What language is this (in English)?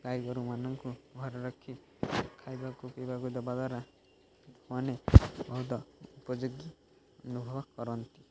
Odia